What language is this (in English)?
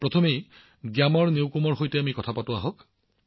Assamese